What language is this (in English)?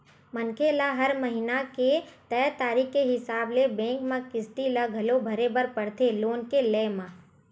Chhattisgarhi